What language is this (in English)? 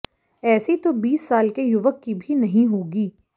Hindi